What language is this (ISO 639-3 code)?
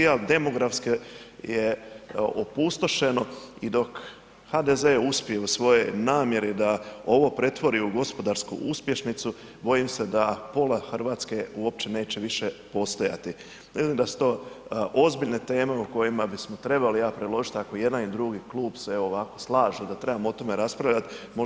hrv